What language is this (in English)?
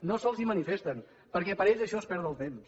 Catalan